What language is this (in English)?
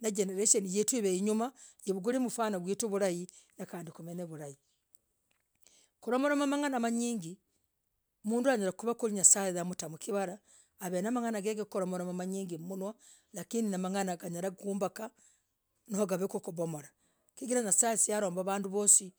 Logooli